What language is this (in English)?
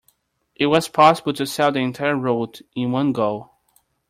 English